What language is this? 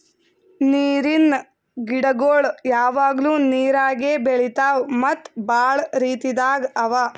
Kannada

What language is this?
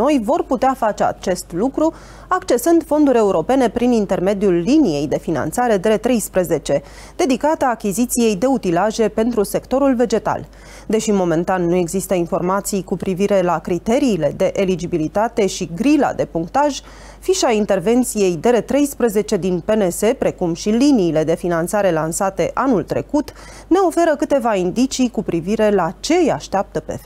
Romanian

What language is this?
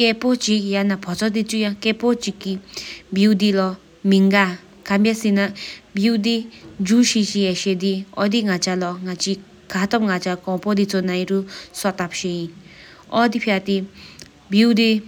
Sikkimese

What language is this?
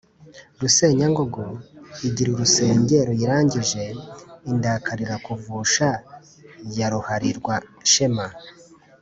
Kinyarwanda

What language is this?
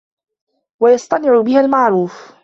Arabic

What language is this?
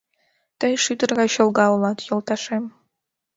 Mari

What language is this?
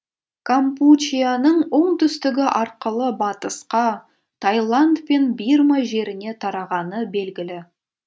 Kazakh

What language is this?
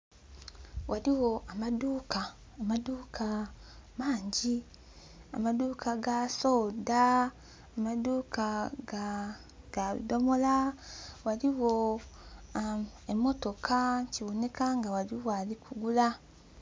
Soga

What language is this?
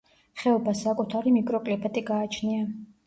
Georgian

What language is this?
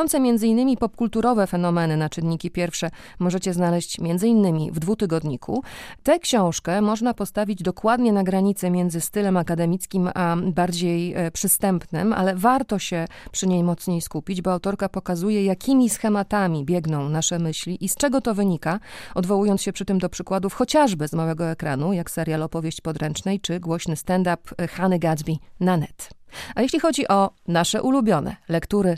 Polish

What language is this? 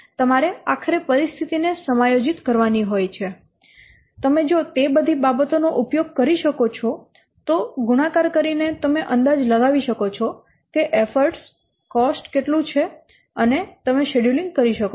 Gujarati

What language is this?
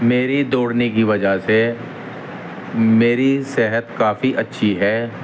Urdu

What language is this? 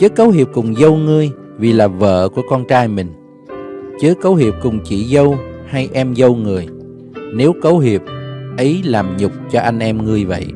Vietnamese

